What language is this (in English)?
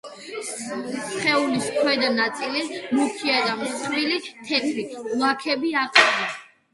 Georgian